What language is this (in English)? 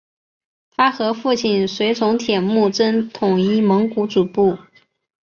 Chinese